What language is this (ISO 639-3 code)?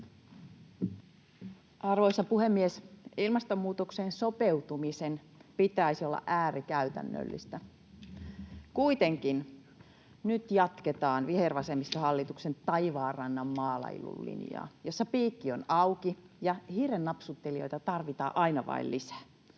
fin